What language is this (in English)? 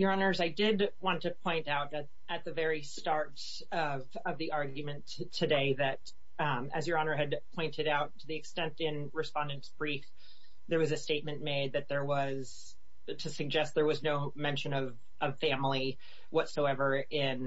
English